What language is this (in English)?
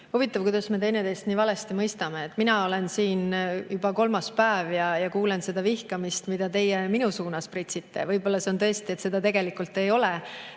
Estonian